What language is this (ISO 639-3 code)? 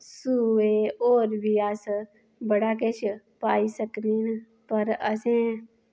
doi